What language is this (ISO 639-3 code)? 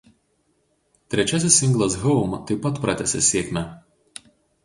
lit